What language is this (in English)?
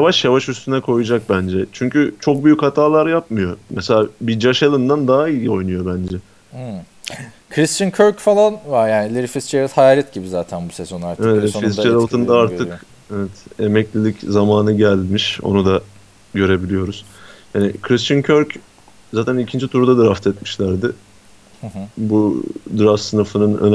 Turkish